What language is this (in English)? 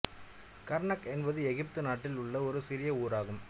Tamil